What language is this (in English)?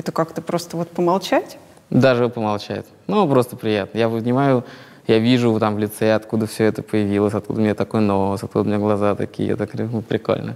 Russian